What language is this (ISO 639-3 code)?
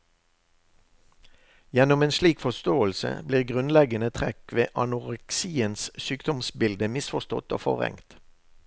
nor